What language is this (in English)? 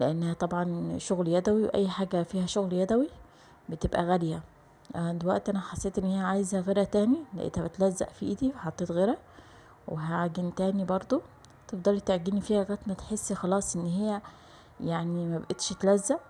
Arabic